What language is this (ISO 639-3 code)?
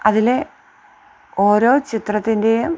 mal